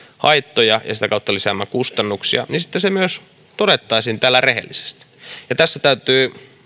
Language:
Finnish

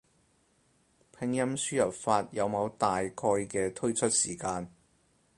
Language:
Cantonese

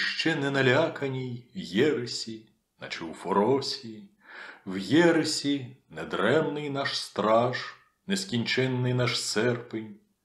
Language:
Ukrainian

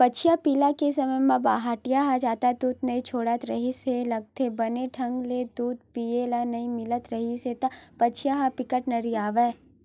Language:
Chhattisgarhi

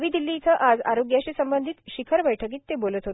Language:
Marathi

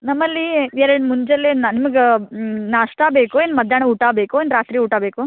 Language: Kannada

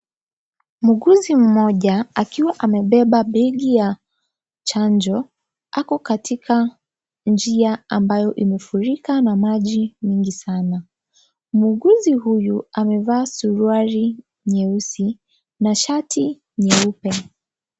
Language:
Swahili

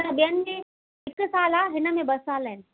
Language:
Sindhi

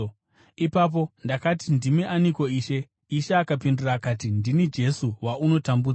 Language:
Shona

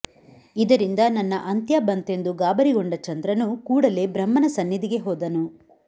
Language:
Kannada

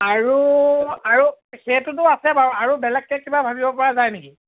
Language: Assamese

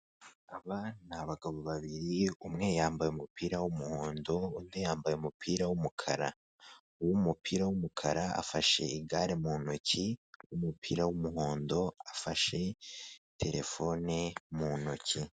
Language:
Kinyarwanda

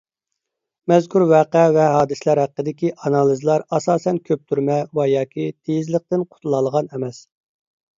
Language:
Uyghur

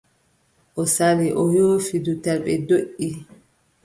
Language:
Adamawa Fulfulde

